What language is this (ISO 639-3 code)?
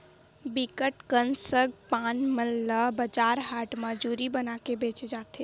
hne